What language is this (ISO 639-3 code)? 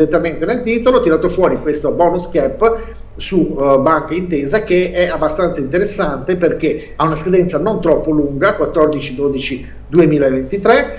ita